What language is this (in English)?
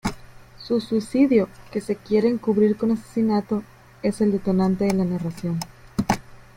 Spanish